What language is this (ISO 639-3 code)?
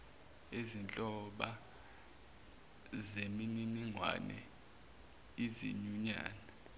zul